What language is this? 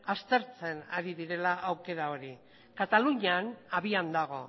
Basque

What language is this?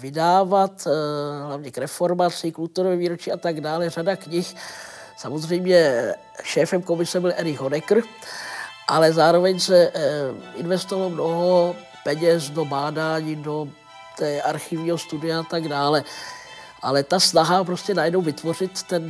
Czech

